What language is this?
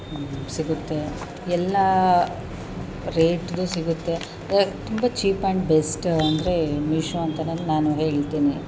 Kannada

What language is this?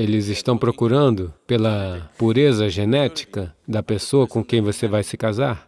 Portuguese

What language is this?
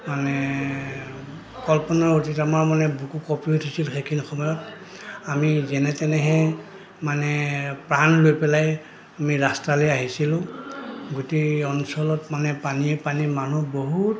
Assamese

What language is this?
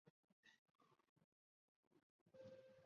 Chinese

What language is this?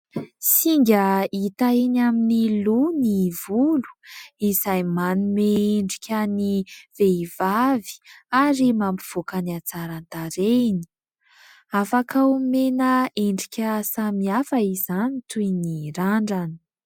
Malagasy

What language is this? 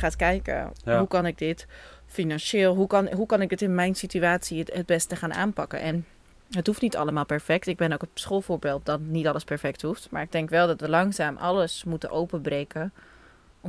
Dutch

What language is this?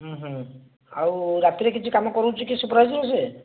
Odia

